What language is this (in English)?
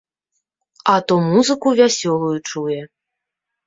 Belarusian